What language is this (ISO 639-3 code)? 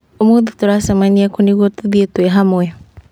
kik